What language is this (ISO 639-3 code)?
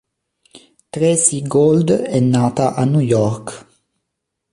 ita